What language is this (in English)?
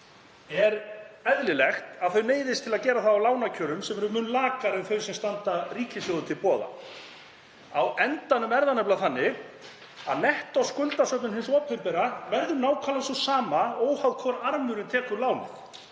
Icelandic